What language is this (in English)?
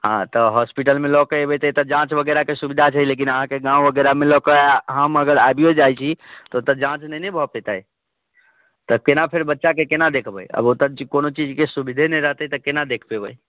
Maithili